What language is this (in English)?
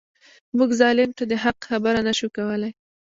Pashto